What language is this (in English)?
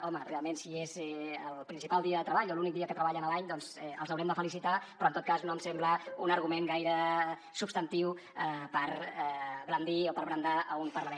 Catalan